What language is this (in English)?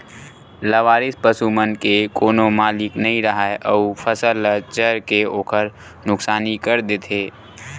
Chhattisgarhi